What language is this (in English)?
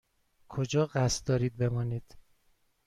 Persian